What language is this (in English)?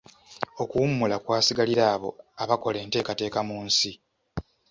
Ganda